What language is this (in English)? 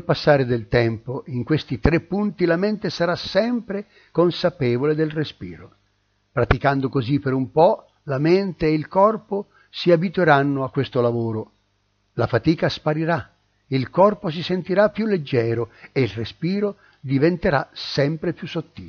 Italian